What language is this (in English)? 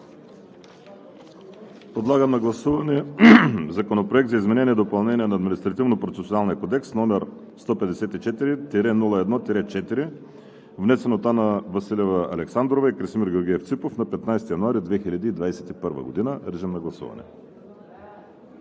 Bulgarian